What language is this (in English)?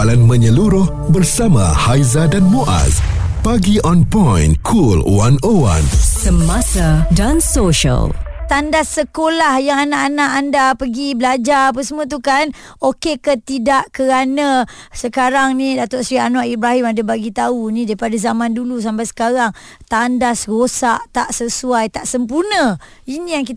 Malay